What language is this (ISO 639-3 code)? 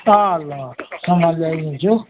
nep